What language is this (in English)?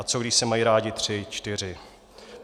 Czech